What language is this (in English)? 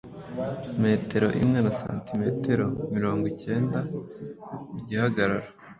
Kinyarwanda